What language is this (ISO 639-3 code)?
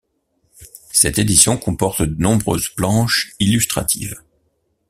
fra